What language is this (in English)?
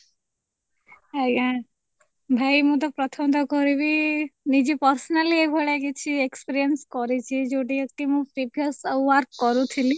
Odia